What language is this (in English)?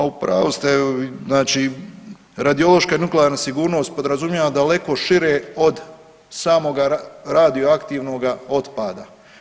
Croatian